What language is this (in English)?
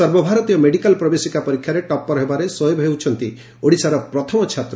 Odia